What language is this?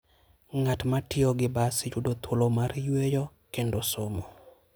Luo (Kenya and Tanzania)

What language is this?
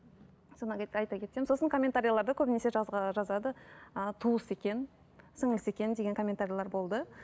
Kazakh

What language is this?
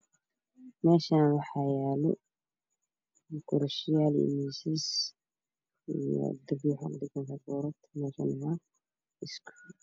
Somali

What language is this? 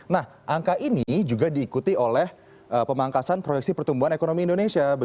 Indonesian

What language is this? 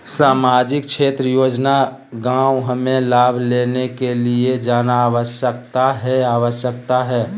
Magahi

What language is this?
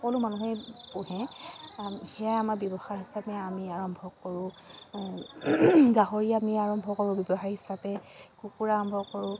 Assamese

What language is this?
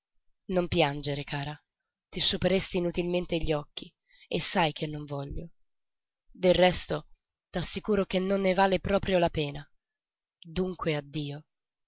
Italian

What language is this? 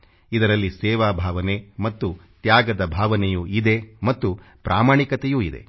Kannada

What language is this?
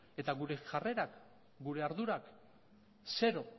Basque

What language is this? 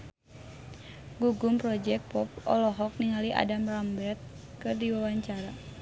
Sundanese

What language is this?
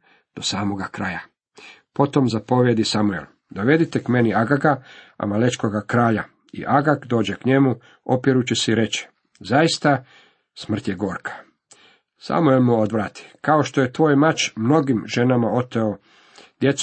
Croatian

